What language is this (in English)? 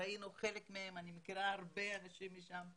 Hebrew